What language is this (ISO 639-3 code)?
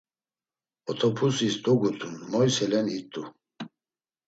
lzz